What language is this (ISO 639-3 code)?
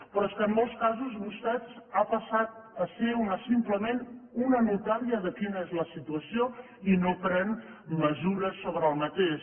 cat